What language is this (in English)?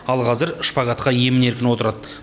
Kazakh